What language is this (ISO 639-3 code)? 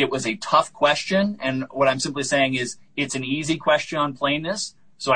eng